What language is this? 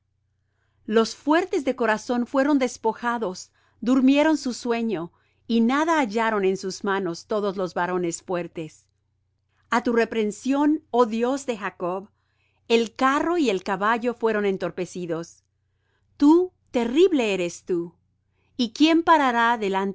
Spanish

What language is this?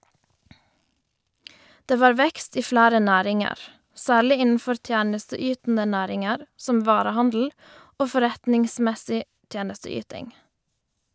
Norwegian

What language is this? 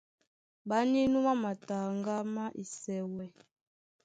Duala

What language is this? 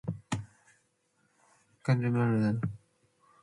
Matsés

